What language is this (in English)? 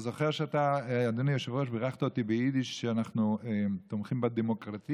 Hebrew